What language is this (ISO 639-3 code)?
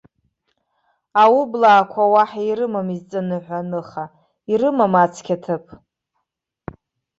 abk